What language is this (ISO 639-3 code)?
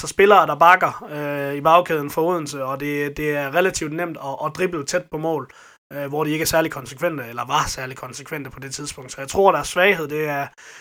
dan